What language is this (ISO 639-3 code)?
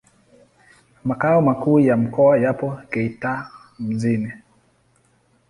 swa